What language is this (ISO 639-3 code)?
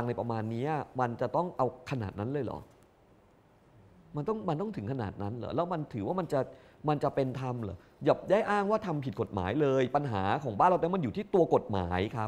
tha